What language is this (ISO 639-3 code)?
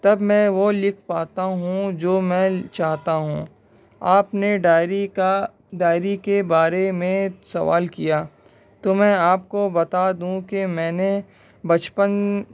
urd